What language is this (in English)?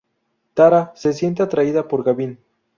Spanish